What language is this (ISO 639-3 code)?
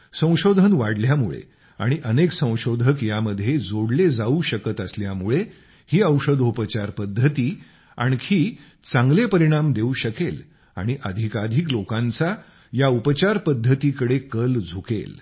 mar